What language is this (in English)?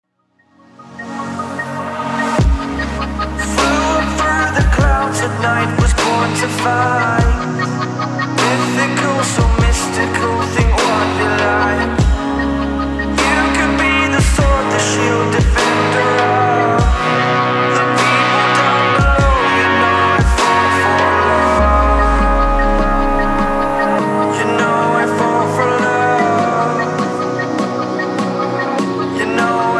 English